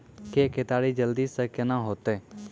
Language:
Maithili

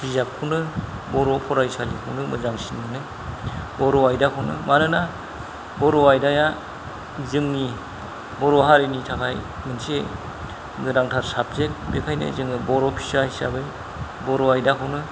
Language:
Bodo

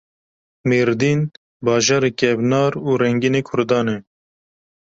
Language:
Kurdish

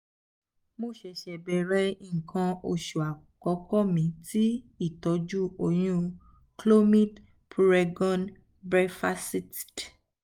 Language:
Yoruba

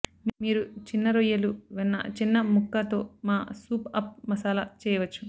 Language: Telugu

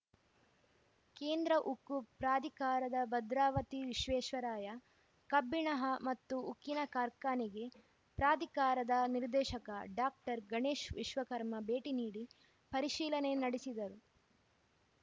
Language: Kannada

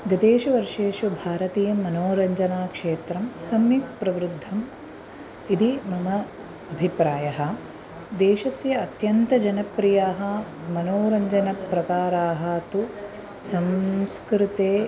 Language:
Sanskrit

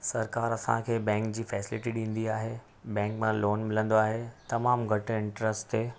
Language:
Sindhi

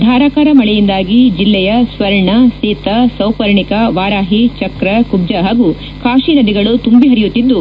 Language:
Kannada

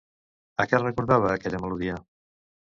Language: Catalan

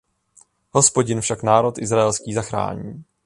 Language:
Czech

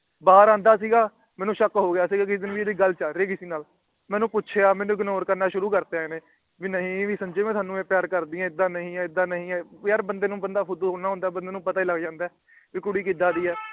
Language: Punjabi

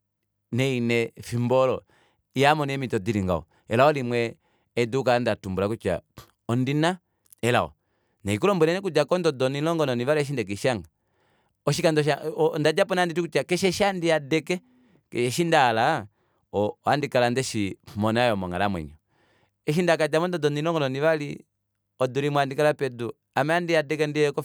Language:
Kuanyama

